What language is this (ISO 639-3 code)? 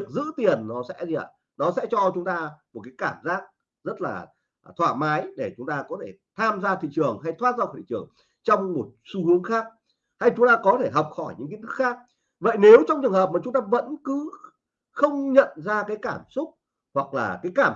vie